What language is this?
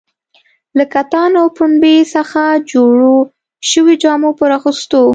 Pashto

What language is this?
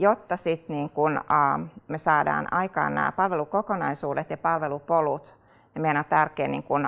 Finnish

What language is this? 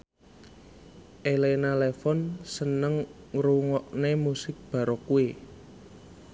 Javanese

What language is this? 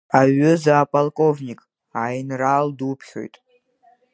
Abkhazian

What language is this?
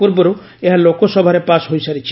Odia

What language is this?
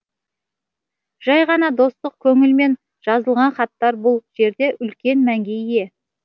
Kazakh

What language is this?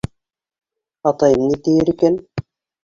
Bashkir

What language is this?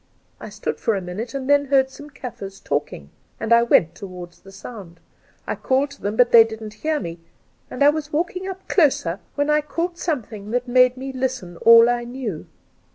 English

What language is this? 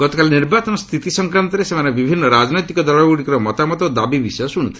Odia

